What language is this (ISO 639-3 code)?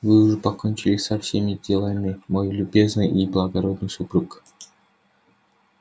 rus